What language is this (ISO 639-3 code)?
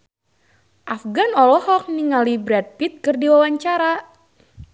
sun